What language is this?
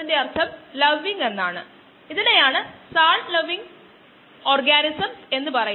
Malayalam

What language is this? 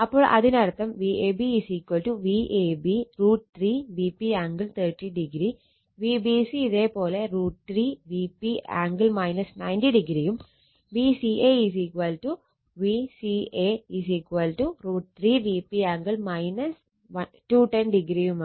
Malayalam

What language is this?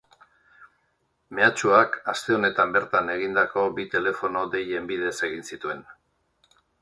Basque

